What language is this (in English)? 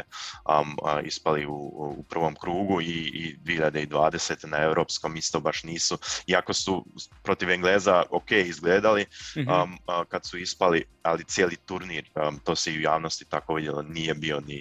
Croatian